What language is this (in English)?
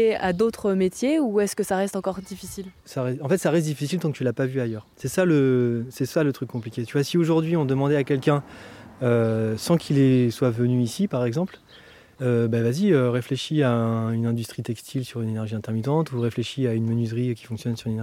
French